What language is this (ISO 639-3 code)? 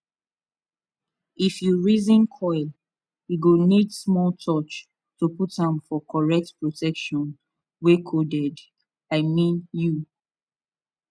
pcm